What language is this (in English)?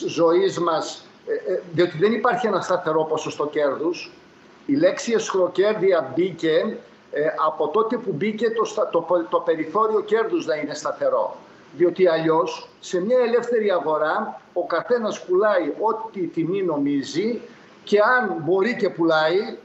Greek